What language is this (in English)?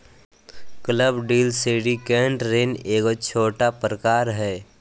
Magahi